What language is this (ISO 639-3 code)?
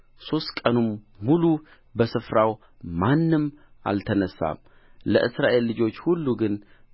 amh